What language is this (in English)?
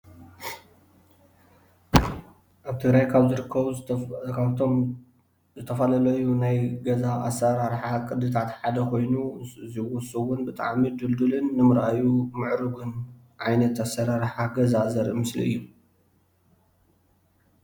Tigrinya